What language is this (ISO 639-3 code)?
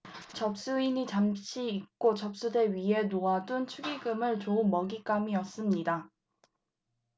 kor